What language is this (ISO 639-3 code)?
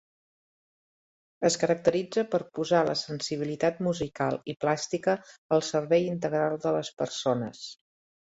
cat